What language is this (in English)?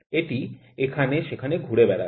Bangla